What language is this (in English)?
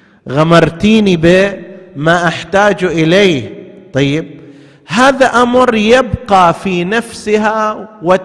Arabic